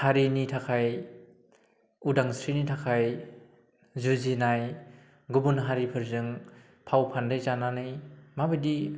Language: Bodo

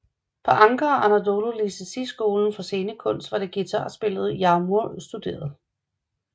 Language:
Danish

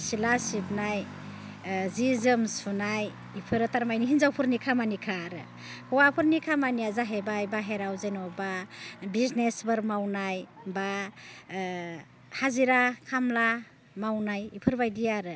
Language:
Bodo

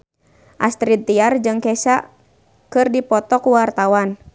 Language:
Sundanese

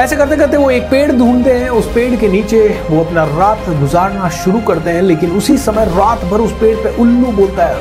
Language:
Hindi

